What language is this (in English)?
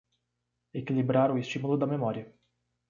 Portuguese